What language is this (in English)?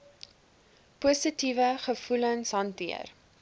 Afrikaans